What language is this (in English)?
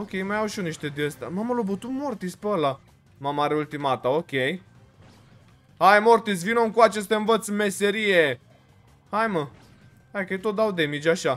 Romanian